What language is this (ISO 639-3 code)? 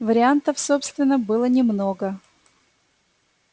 rus